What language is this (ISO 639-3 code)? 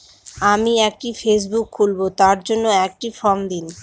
ben